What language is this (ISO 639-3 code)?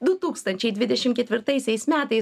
lit